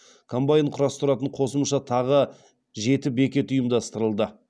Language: Kazakh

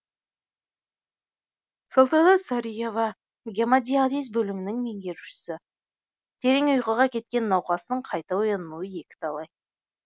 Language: Kazakh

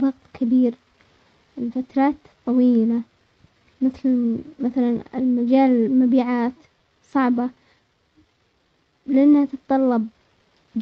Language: Omani Arabic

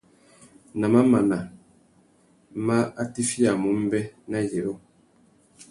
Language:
Tuki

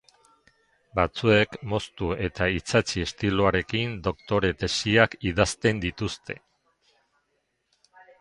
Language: Basque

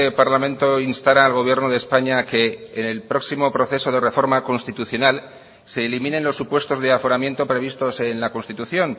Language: Spanish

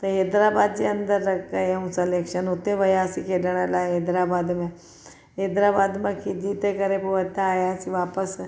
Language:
Sindhi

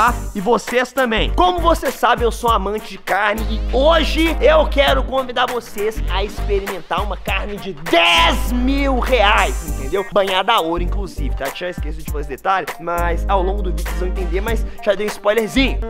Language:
Portuguese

